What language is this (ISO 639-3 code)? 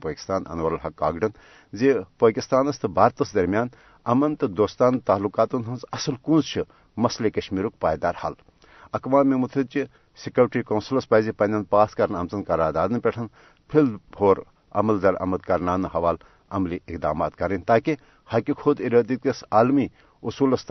urd